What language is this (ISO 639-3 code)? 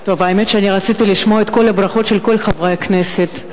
heb